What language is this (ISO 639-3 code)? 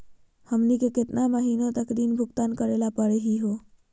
mag